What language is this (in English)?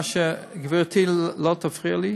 Hebrew